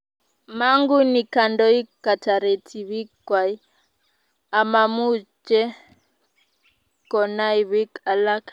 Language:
Kalenjin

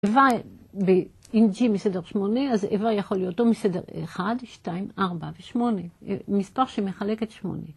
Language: Hebrew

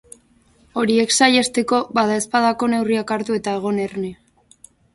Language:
Basque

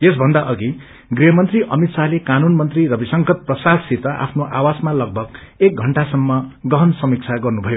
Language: Nepali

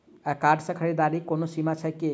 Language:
Maithili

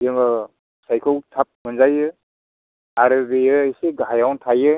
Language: Bodo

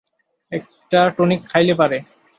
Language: Bangla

